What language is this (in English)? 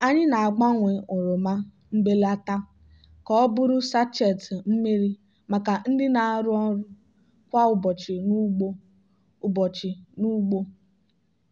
Igbo